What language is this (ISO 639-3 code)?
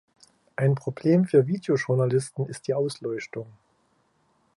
deu